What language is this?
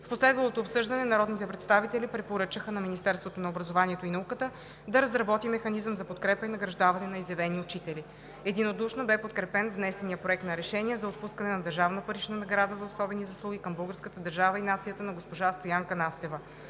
Bulgarian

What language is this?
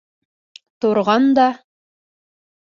Bashkir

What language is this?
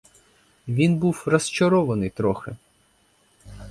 Ukrainian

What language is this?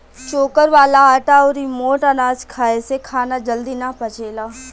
Bhojpuri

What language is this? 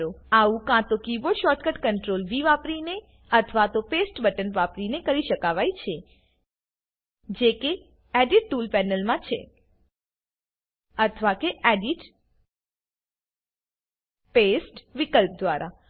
Gujarati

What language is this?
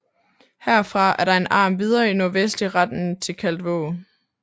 Danish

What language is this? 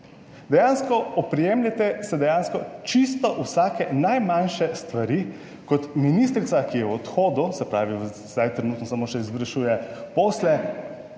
Slovenian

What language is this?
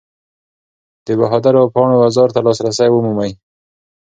Pashto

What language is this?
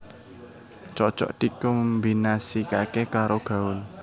Javanese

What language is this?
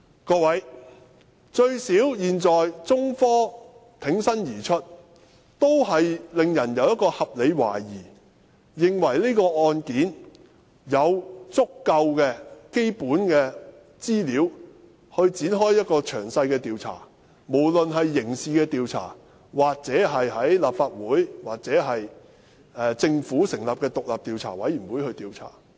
Cantonese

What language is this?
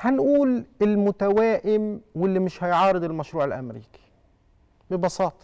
Arabic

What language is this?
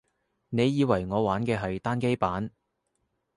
Cantonese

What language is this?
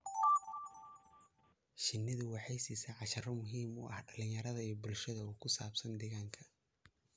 Somali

